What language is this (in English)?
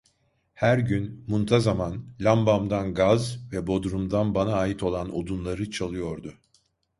Turkish